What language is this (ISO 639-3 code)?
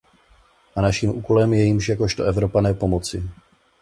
ces